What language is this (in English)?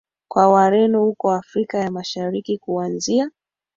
Swahili